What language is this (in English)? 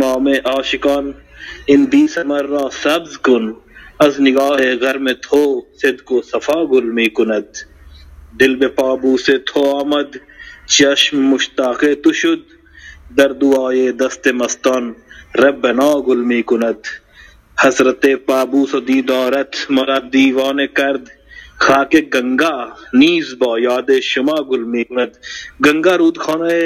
Persian